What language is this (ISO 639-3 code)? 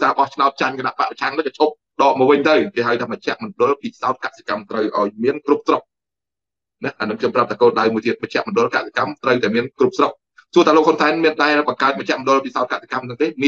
tha